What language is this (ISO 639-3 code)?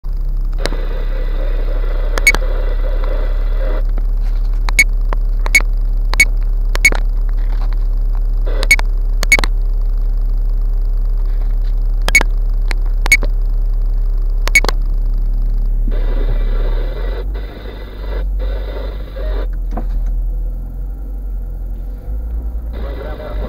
ron